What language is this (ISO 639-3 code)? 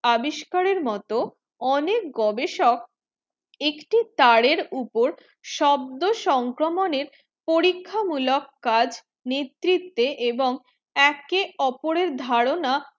ben